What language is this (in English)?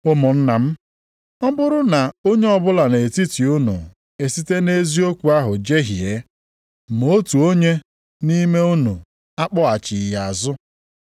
Igbo